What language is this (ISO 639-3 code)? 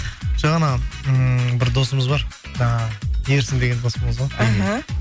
kaz